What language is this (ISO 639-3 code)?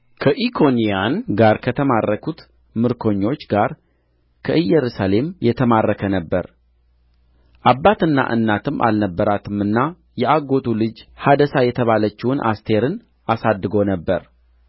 amh